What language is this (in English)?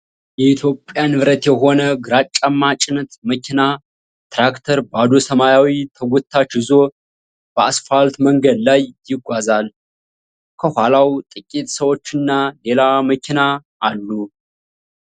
Amharic